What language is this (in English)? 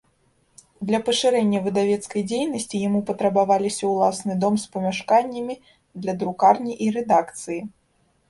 Belarusian